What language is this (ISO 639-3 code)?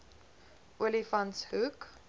afr